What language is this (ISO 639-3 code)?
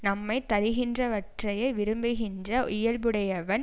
tam